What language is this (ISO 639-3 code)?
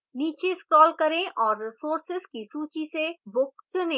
hin